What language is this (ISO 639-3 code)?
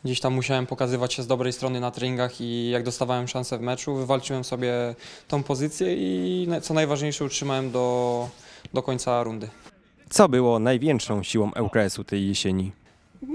pol